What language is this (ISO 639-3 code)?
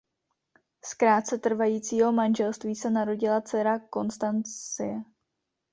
ces